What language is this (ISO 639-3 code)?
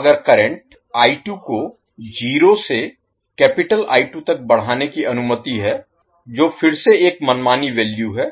hin